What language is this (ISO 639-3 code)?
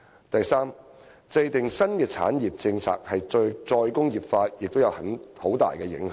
yue